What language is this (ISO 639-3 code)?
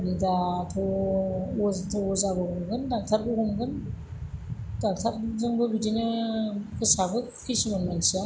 brx